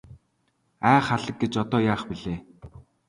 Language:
Mongolian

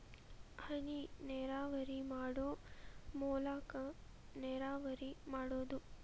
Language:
Kannada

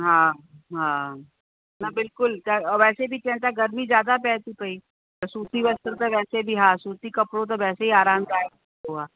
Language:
Sindhi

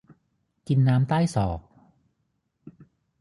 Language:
Thai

